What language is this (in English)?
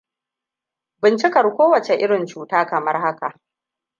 Hausa